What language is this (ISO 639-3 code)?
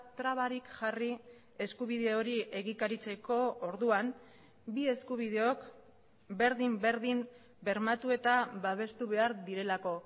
eus